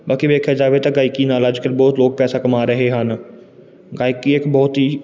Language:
Punjabi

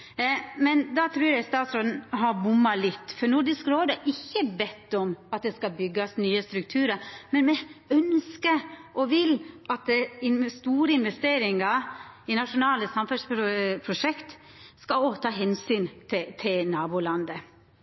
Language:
Norwegian Nynorsk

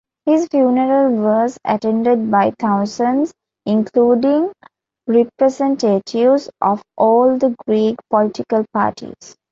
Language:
English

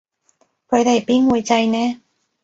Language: Cantonese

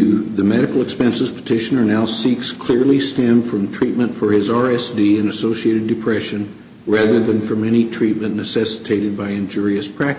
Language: English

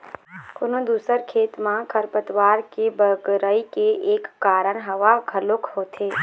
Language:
Chhattisgarhi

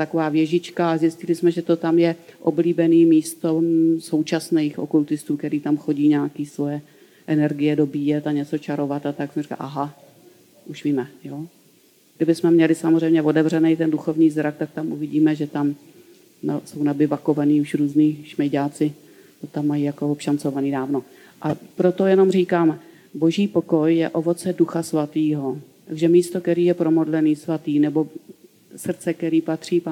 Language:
Czech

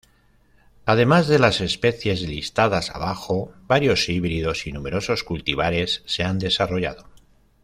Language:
Spanish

